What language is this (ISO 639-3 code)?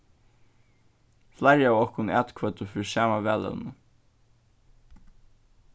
fao